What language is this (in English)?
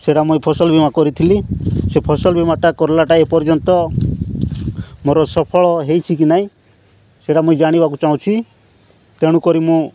Odia